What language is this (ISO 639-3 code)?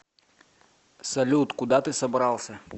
rus